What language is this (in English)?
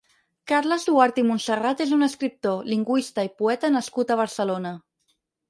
Catalan